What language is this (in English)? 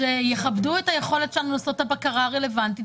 Hebrew